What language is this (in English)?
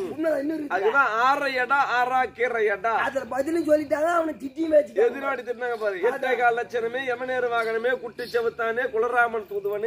Arabic